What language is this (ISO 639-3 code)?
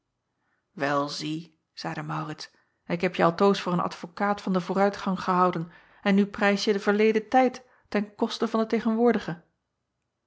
nld